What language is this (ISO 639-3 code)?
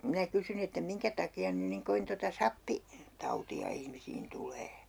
fin